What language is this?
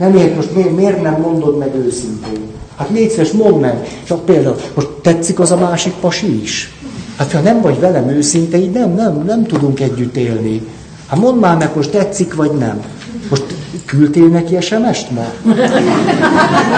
Hungarian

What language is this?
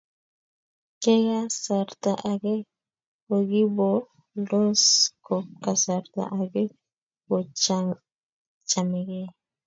Kalenjin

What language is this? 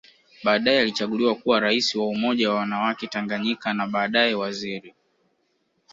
Swahili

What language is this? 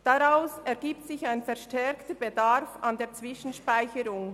Swiss German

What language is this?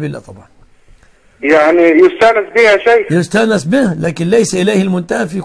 Arabic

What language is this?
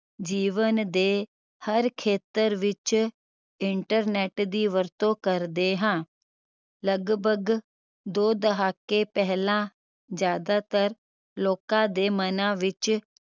Punjabi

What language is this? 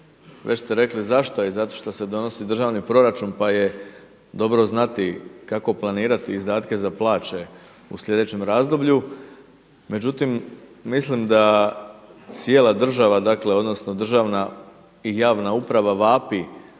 Croatian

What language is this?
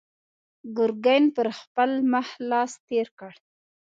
Pashto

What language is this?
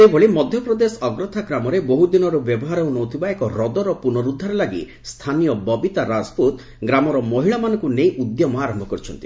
Odia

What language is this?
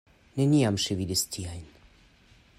Esperanto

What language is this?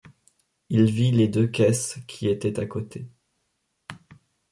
French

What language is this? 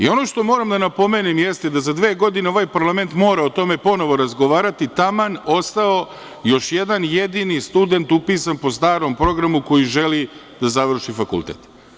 Serbian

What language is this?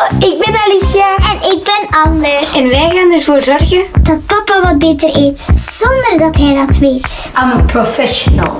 Dutch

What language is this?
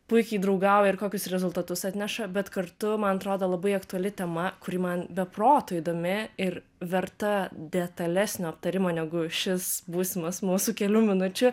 Lithuanian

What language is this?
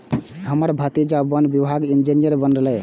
Maithili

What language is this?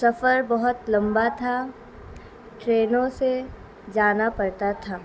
Urdu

